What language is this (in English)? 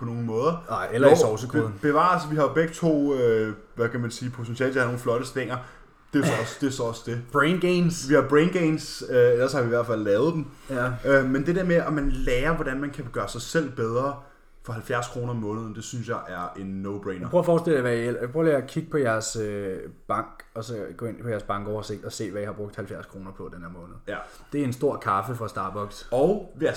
Danish